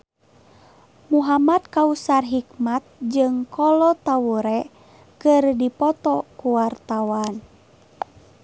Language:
Sundanese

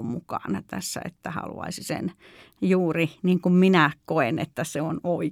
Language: Finnish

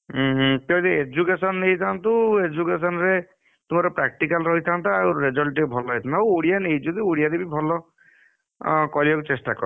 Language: Odia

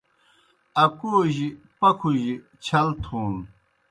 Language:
Kohistani Shina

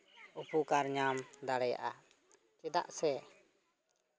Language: Santali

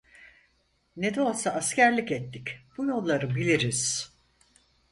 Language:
Turkish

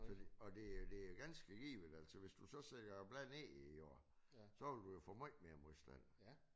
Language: Danish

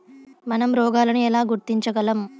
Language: Telugu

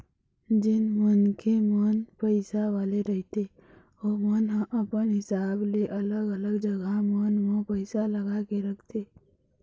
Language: Chhattisgarhi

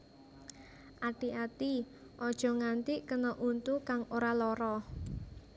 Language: Javanese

